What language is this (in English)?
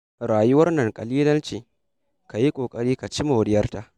Hausa